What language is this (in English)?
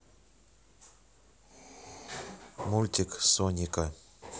Russian